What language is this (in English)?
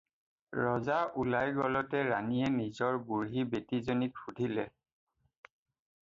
Assamese